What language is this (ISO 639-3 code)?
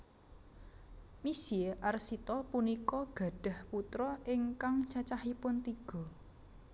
jav